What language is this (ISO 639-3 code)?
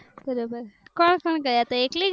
guj